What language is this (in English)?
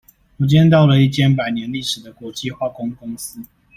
Chinese